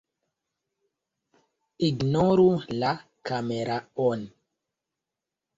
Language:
Esperanto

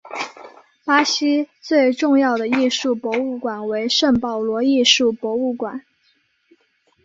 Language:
Chinese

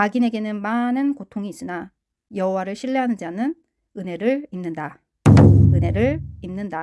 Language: Korean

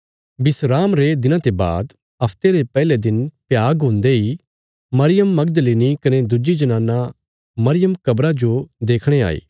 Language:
Bilaspuri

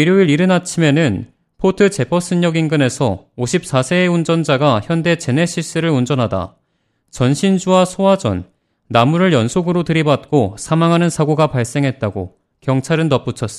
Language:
Korean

